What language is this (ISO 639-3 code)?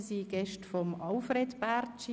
gsw